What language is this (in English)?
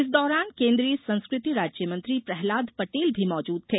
Hindi